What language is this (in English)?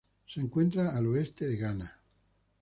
Spanish